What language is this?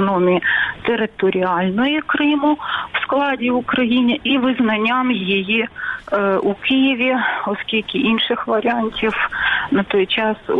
Ukrainian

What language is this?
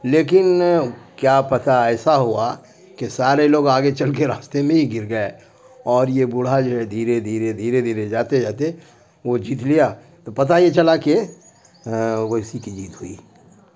Urdu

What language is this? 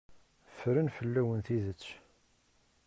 Kabyle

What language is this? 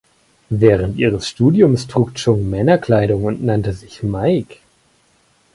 German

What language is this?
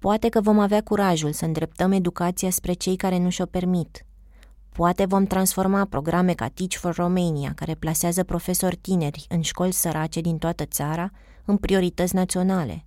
Romanian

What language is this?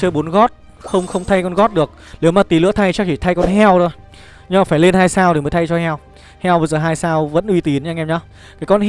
Vietnamese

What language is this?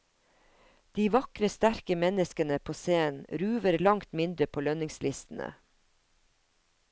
Norwegian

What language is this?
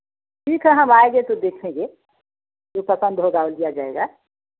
Hindi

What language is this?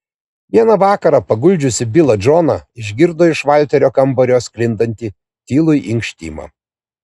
Lithuanian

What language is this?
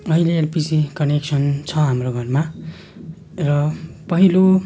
Nepali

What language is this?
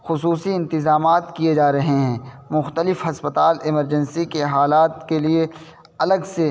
Urdu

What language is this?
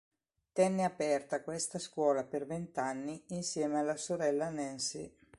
Italian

